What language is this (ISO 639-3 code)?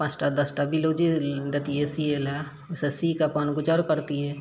mai